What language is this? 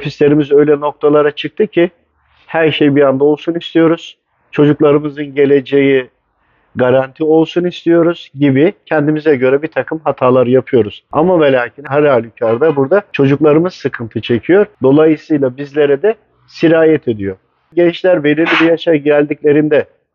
Turkish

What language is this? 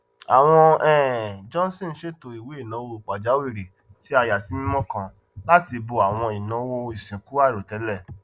Yoruba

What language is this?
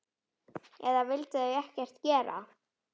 Icelandic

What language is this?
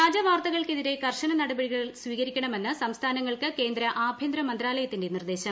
Malayalam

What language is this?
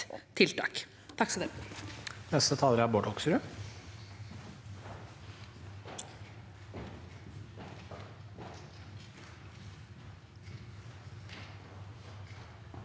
Norwegian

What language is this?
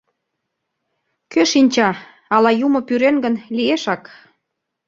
Mari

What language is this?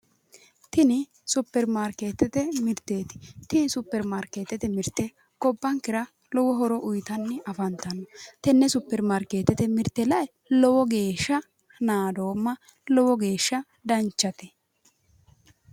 Sidamo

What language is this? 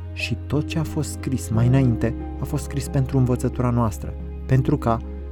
Romanian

